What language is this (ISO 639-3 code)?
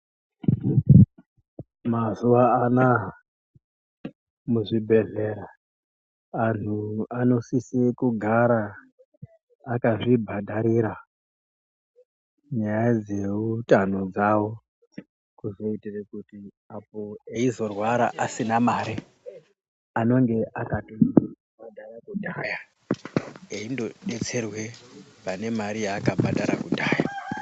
ndc